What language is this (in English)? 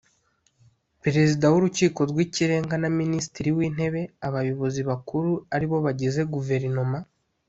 Kinyarwanda